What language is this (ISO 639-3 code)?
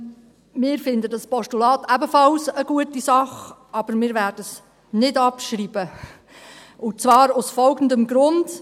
gsw